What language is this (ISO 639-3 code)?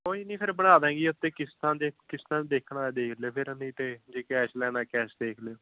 pan